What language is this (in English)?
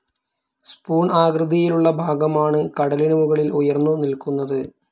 Malayalam